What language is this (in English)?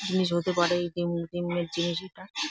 Bangla